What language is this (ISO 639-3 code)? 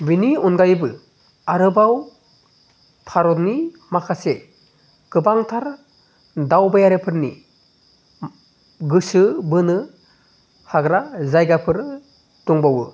brx